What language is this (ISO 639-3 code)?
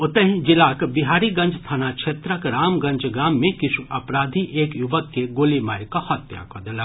mai